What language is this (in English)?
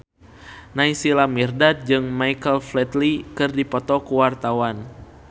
Sundanese